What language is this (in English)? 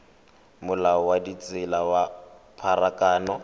Tswana